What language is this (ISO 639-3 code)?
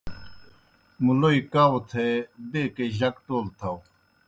plk